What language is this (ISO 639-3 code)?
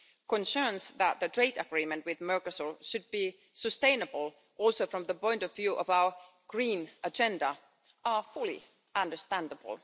eng